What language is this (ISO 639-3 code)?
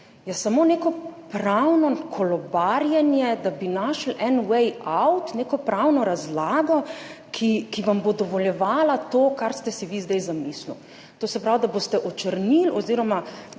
slv